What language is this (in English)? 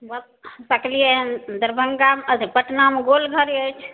Maithili